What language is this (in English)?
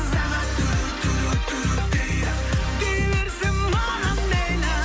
Kazakh